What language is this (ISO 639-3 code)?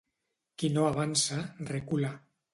cat